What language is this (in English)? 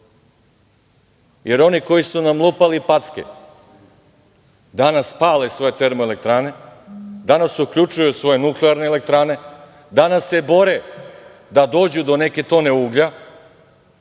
Serbian